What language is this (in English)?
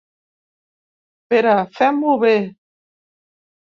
Catalan